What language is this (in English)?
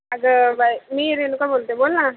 Marathi